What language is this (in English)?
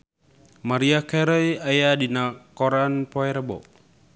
Sundanese